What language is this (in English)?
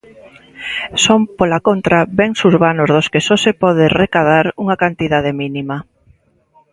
Galician